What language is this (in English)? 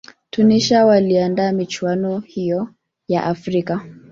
Swahili